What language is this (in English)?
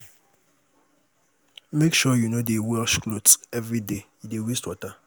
Nigerian Pidgin